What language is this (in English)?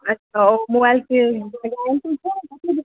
Maithili